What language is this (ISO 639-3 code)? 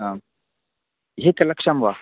san